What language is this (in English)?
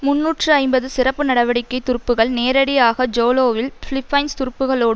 Tamil